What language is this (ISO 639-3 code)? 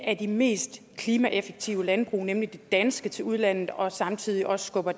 dan